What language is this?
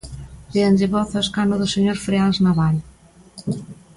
Galician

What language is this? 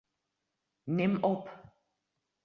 Western Frisian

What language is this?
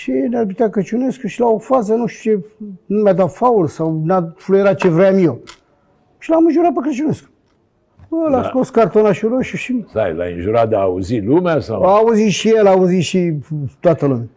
Romanian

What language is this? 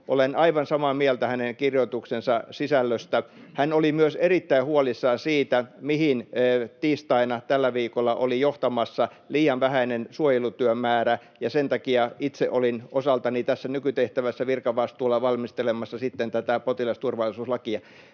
Finnish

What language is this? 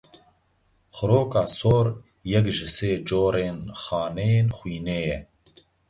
Kurdish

